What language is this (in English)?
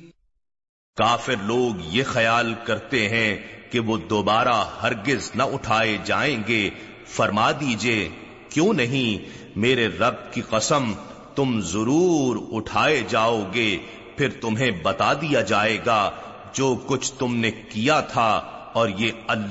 Urdu